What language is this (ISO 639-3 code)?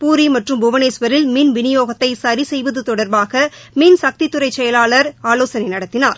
tam